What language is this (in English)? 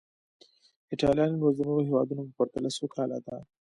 Pashto